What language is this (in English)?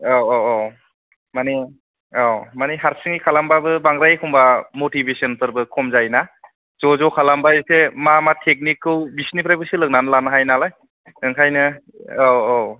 Bodo